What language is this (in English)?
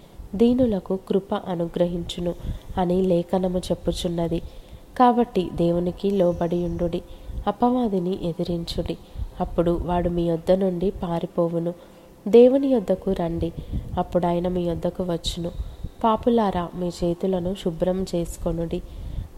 Telugu